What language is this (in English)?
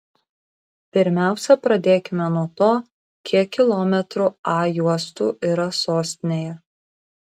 Lithuanian